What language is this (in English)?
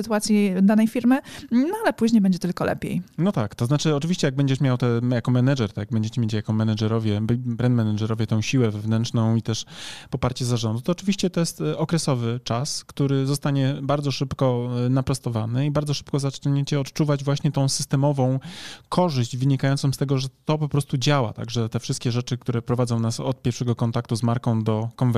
Polish